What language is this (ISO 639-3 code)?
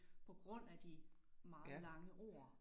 dan